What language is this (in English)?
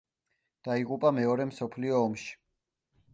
Georgian